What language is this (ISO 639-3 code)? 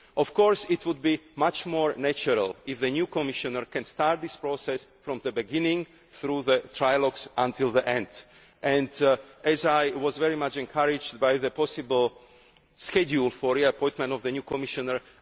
eng